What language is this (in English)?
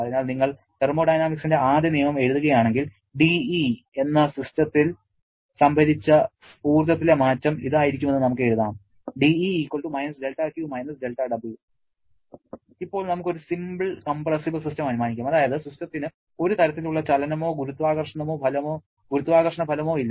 Malayalam